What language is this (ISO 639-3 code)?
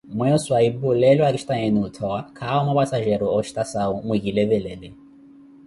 eko